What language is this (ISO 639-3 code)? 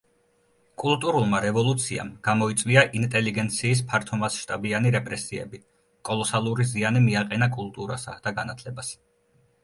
kat